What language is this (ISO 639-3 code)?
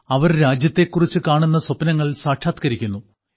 mal